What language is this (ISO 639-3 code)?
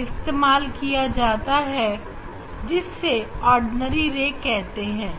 hin